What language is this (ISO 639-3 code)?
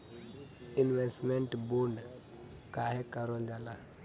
bho